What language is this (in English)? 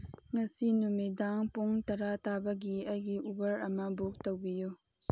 Manipuri